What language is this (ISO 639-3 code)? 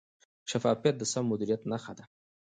pus